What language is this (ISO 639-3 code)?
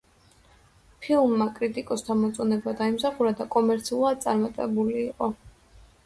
kat